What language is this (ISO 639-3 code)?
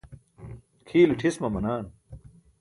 bsk